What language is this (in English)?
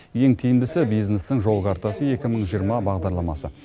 Kazakh